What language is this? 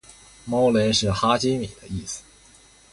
Chinese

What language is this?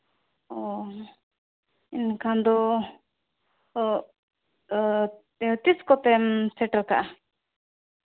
Santali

